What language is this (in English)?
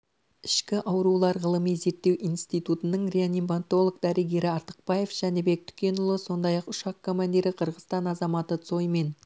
Kazakh